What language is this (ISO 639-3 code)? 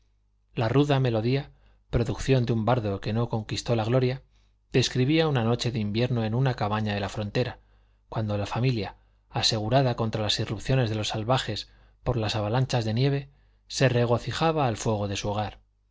spa